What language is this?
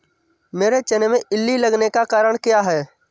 Hindi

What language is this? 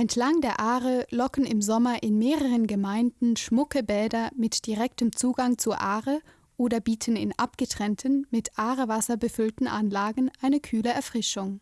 German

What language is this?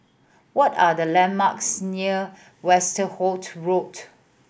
English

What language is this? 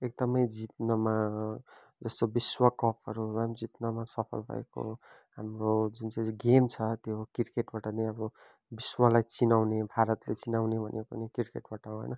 Nepali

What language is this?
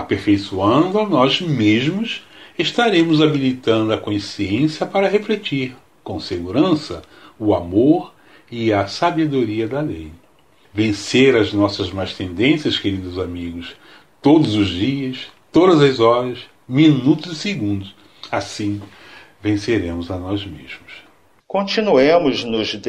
Portuguese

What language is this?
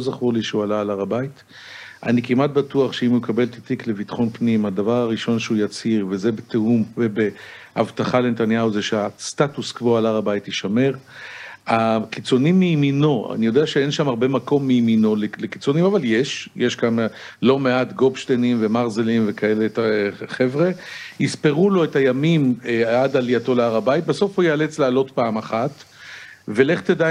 Hebrew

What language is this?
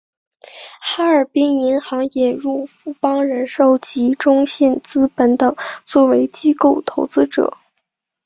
Chinese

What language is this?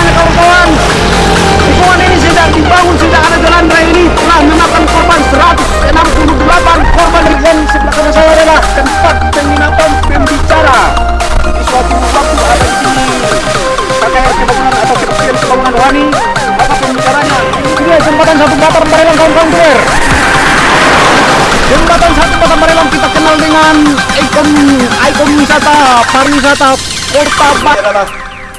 Indonesian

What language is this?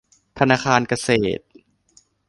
Thai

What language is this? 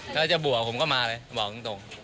Thai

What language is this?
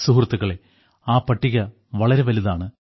Malayalam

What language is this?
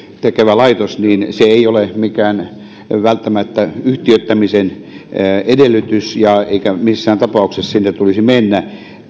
Finnish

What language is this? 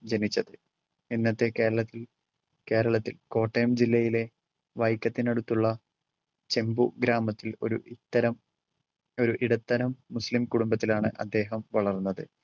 Malayalam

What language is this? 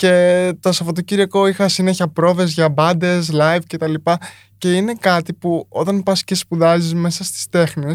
Greek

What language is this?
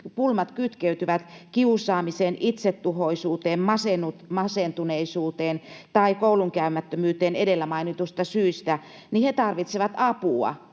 Finnish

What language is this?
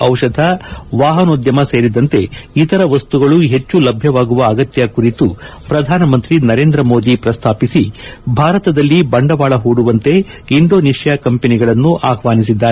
Kannada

